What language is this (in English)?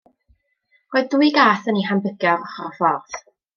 Welsh